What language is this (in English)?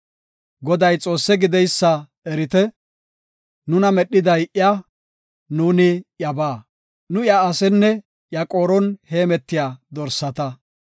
Gofa